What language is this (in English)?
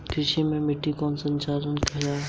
Hindi